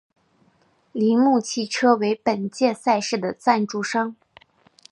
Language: Chinese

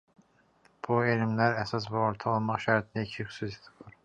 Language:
Azerbaijani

